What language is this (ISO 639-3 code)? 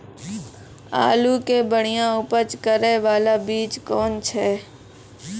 mai